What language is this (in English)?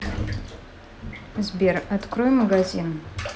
Russian